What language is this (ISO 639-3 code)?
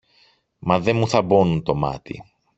ell